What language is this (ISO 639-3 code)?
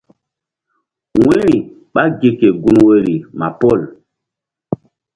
mdd